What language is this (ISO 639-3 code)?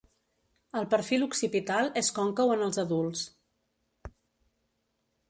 cat